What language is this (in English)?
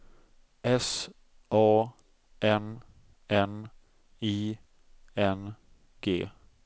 Swedish